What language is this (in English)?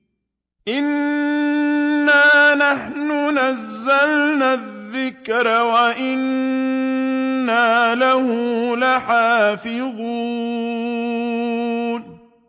Arabic